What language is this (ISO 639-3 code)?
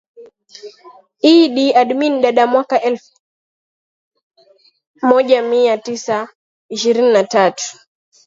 swa